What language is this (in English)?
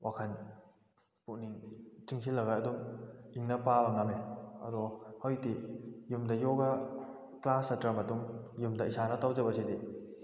Manipuri